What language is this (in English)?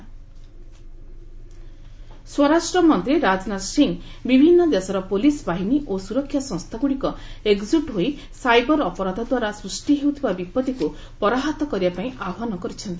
Odia